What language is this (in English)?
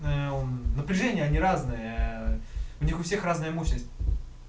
Russian